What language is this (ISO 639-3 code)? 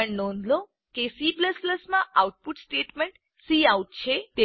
guj